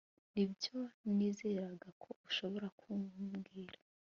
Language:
Kinyarwanda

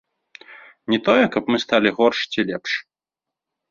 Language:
Belarusian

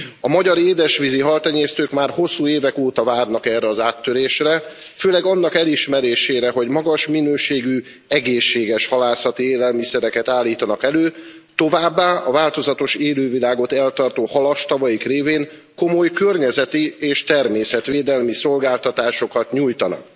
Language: Hungarian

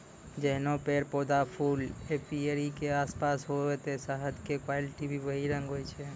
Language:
Maithili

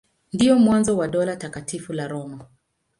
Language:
Swahili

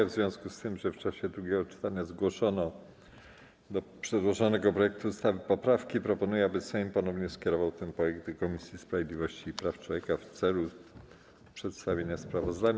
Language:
Polish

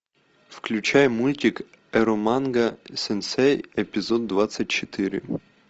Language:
Russian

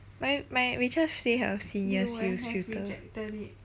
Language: English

